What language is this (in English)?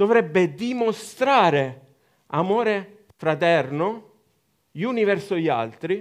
Italian